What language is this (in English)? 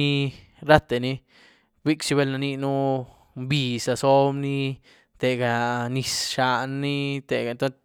Güilá Zapotec